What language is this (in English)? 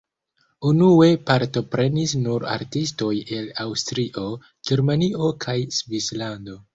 Esperanto